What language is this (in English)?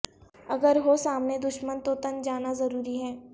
Urdu